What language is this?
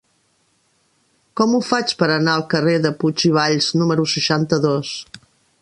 Catalan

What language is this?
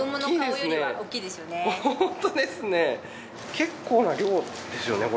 Japanese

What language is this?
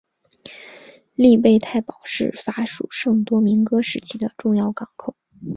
Chinese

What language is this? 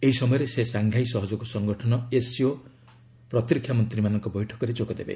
Odia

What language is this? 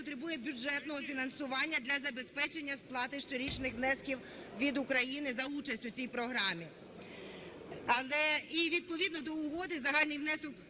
Ukrainian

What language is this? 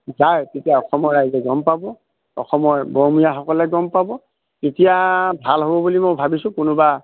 Assamese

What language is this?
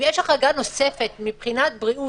Hebrew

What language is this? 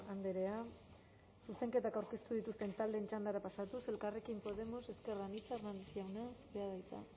Basque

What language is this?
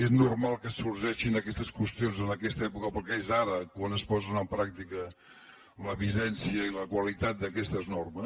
Catalan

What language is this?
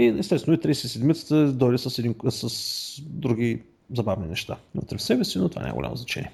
Bulgarian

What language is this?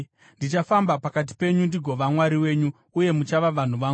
Shona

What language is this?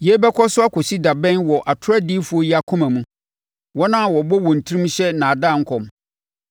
Akan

